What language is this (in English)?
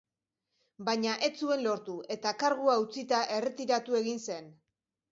Basque